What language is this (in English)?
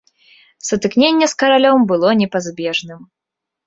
Belarusian